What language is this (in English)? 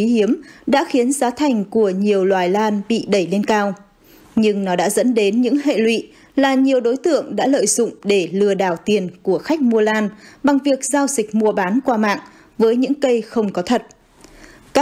Vietnamese